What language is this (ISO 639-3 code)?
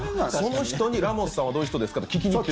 jpn